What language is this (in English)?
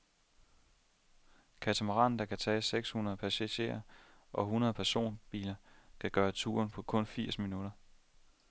Danish